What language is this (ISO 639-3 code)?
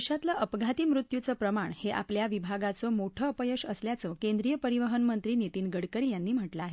mar